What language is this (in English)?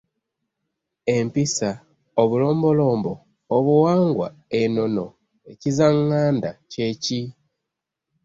Ganda